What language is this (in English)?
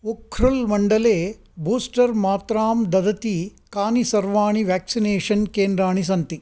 Sanskrit